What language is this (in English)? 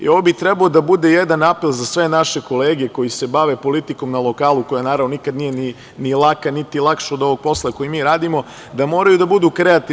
Serbian